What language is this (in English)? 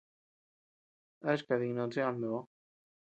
Tepeuxila Cuicatec